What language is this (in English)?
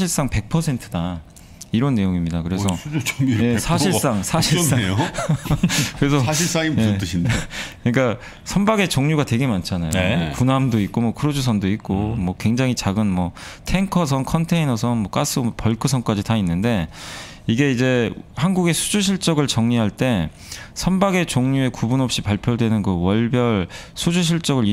Korean